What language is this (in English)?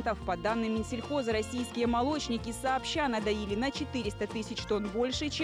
Russian